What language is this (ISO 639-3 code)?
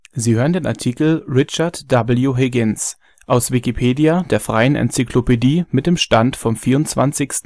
deu